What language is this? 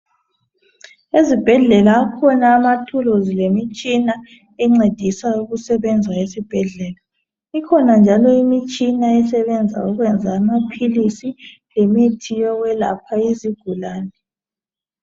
North Ndebele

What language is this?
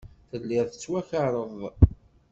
Kabyle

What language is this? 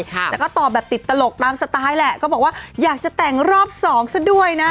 Thai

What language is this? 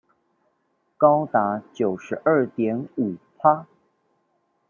Chinese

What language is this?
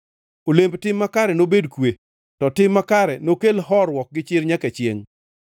Luo (Kenya and Tanzania)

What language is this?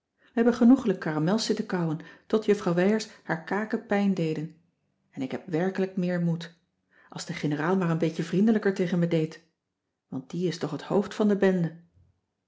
Dutch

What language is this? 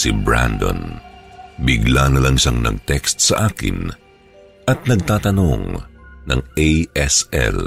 Filipino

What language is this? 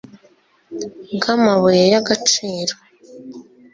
Kinyarwanda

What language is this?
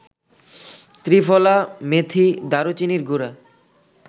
Bangla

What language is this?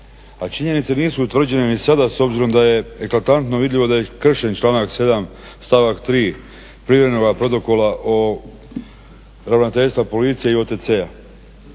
Croatian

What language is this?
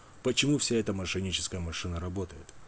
Russian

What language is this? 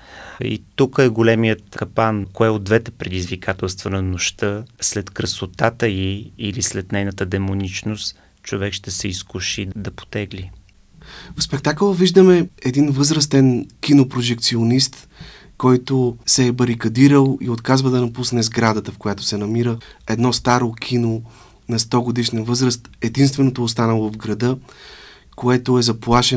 Bulgarian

